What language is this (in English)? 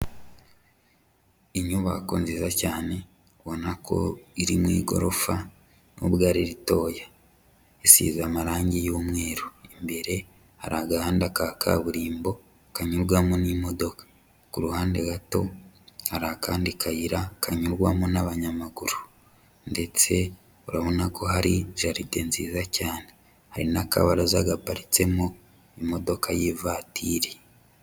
Kinyarwanda